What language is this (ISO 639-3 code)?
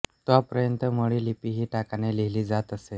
mar